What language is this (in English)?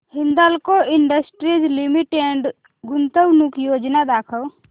Marathi